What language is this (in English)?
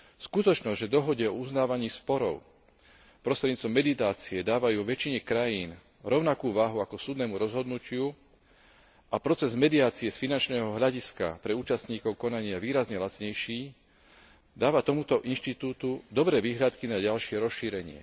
Slovak